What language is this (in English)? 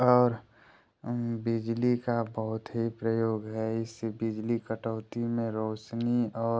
Hindi